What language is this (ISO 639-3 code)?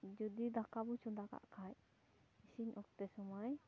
sat